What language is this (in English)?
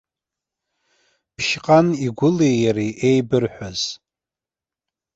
Abkhazian